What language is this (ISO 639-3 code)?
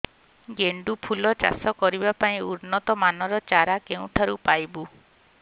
ori